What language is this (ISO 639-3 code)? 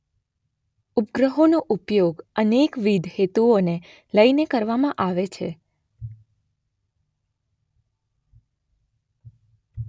guj